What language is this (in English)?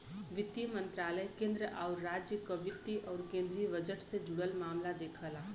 Bhojpuri